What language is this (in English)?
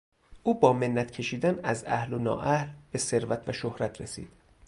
Persian